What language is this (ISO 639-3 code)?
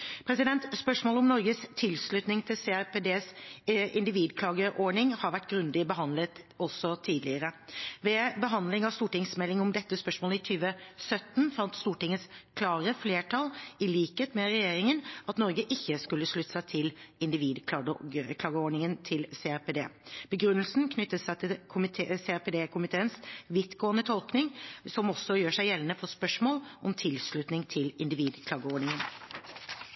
nob